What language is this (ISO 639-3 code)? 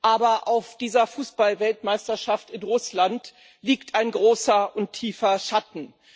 deu